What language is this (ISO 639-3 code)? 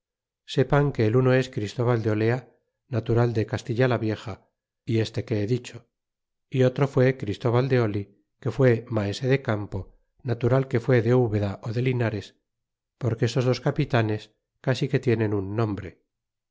spa